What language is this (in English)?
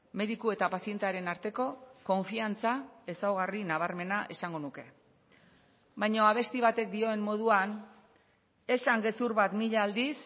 Basque